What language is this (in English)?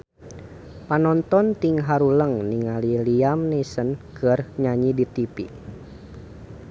Sundanese